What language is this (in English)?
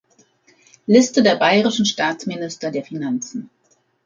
German